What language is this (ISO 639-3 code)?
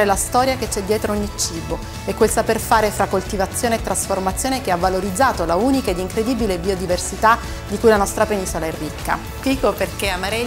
ita